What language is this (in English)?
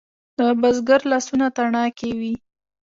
Pashto